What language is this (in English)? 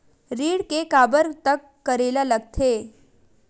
Chhattisgarhi